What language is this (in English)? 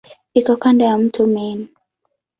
Swahili